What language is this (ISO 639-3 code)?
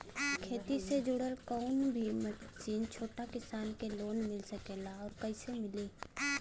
bho